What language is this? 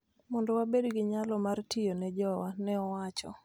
Luo (Kenya and Tanzania)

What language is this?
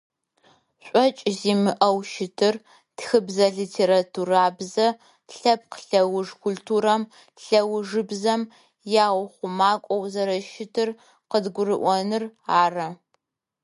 Adyghe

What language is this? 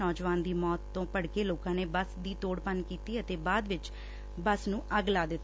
Punjabi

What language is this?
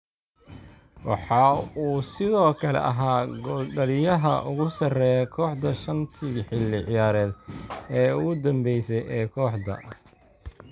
Somali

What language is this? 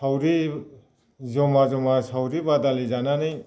Bodo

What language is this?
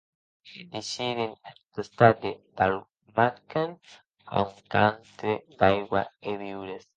Occitan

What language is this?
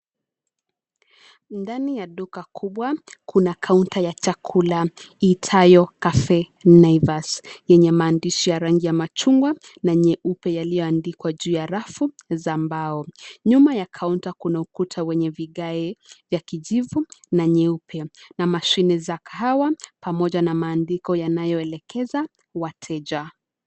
Swahili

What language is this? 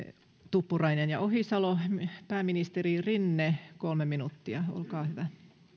Finnish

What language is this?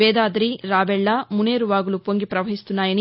Telugu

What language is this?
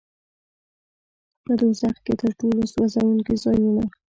Pashto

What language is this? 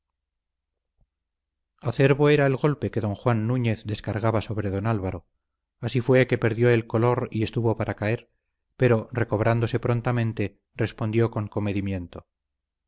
Spanish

